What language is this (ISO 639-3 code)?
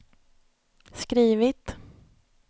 swe